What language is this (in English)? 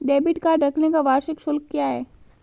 Hindi